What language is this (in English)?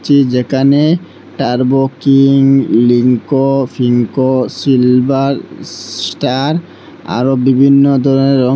Bangla